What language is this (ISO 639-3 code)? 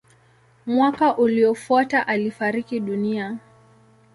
swa